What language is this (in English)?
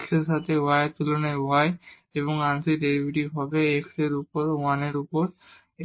Bangla